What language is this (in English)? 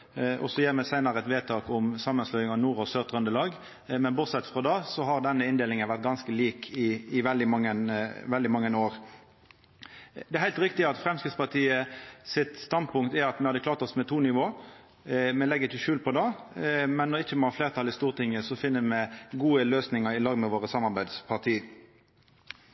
Norwegian Nynorsk